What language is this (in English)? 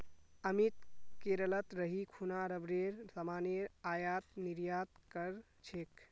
Magahi